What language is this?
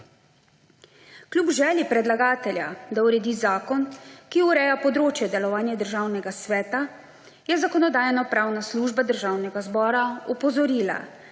Slovenian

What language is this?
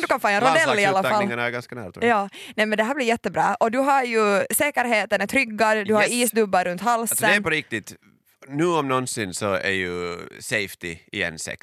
Swedish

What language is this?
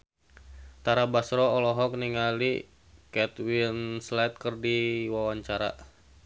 Sundanese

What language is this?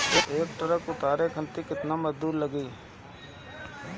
Bhojpuri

